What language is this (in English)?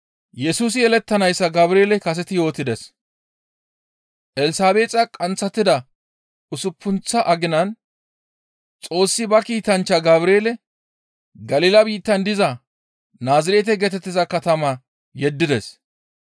Gamo